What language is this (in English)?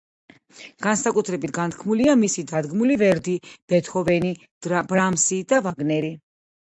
Georgian